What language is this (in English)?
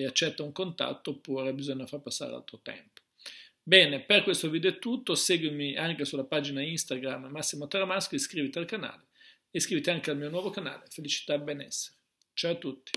Italian